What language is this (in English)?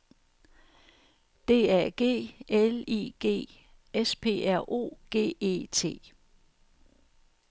Danish